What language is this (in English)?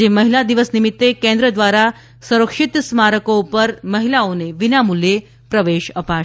Gujarati